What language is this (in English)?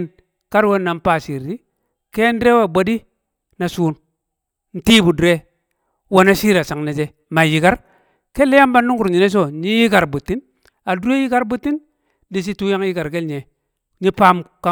Kamo